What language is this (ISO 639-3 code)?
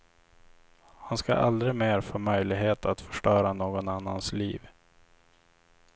swe